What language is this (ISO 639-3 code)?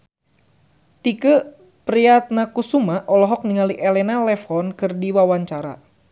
sun